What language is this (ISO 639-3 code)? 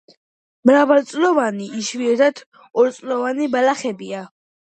kat